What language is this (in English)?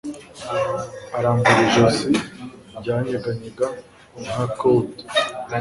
Kinyarwanda